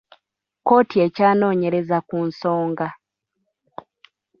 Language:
Ganda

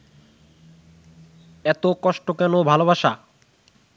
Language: Bangla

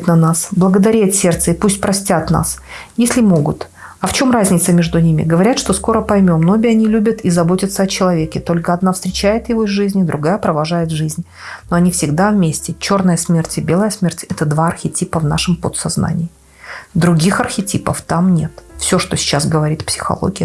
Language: Russian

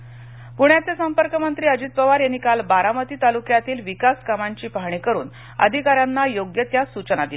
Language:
Marathi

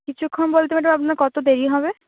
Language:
Bangla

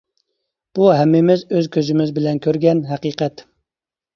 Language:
Uyghur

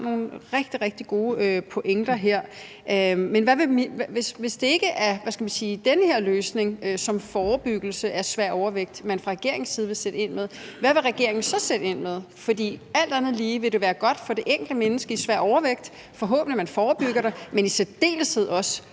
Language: Danish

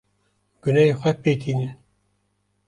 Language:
Kurdish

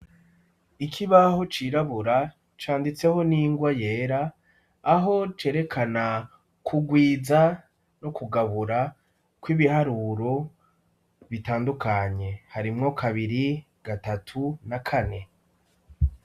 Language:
Rundi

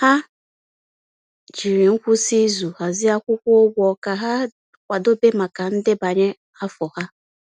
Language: Igbo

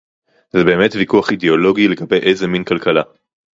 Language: Hebrew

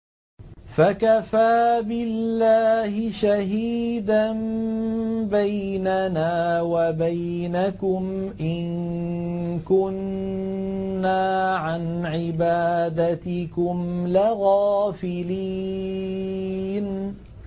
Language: Arabic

